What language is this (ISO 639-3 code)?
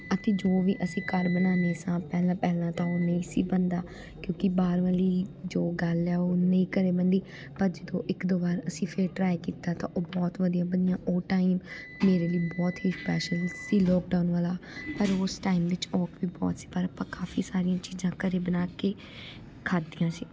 pan